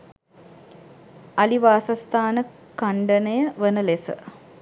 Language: Sinhala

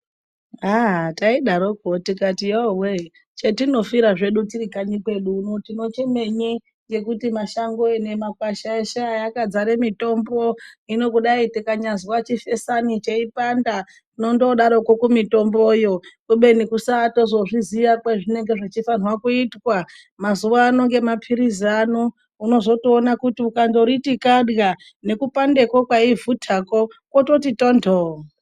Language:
Ndau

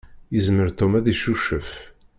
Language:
Kabyle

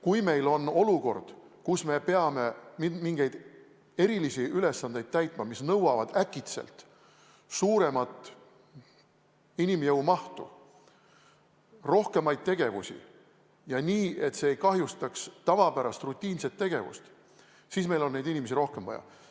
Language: Estonian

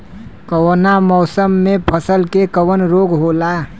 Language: Bhojpuri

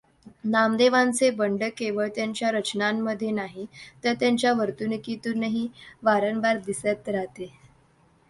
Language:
Marathi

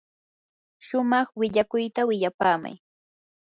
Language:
Yanahuanca Pasco Quechua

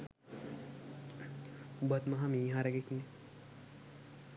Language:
Sinhala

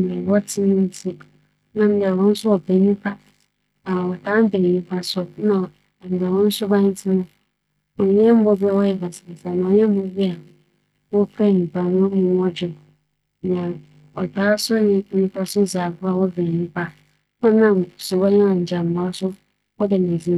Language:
Akan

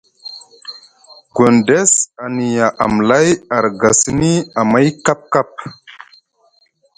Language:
Musgu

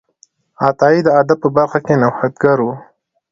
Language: Pashto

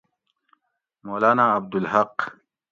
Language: Gawri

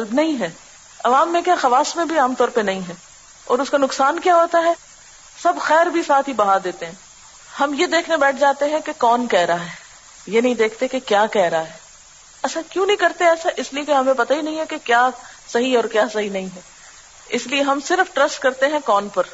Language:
Urdu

